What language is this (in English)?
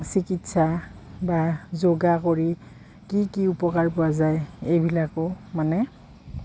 Assamese